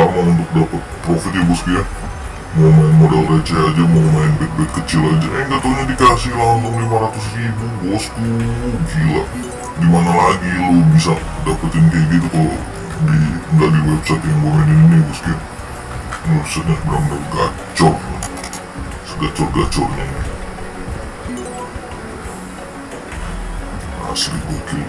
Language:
Indonesian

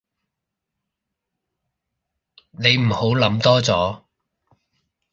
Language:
Cantonese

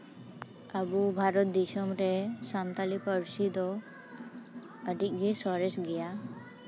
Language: Santali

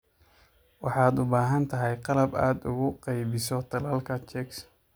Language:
Somali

